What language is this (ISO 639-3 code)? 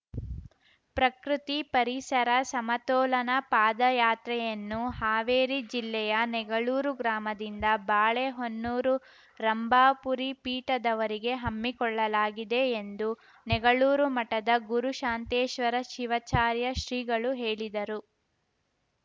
kan